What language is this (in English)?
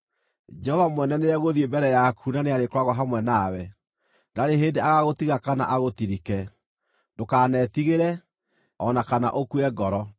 Kikuyu